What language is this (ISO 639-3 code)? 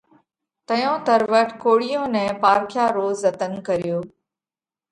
kvx